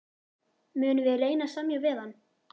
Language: Icelandic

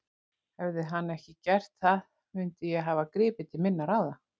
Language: Icelandic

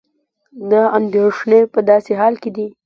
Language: Pashto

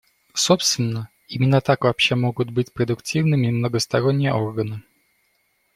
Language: Russian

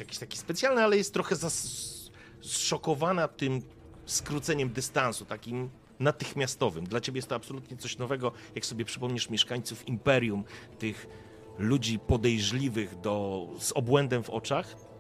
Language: Polish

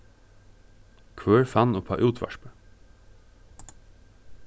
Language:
Faroese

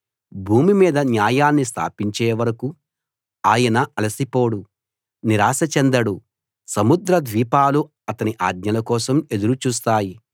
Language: Telugu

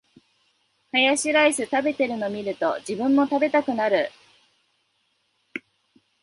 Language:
Japanese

